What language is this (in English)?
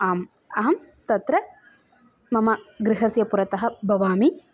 Sanskrit